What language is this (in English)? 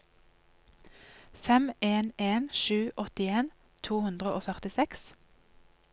Norwegian